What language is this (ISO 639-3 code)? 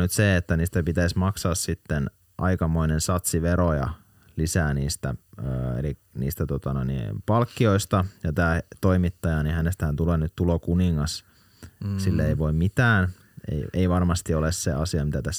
fin